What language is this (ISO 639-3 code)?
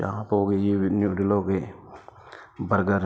pan